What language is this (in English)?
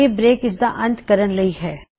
Punjabi